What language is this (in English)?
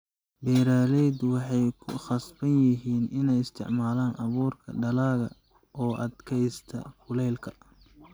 Somali